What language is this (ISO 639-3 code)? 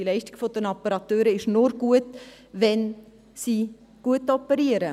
gsw